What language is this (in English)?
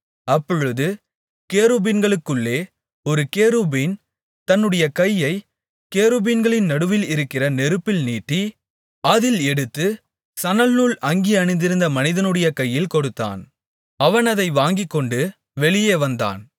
Tamil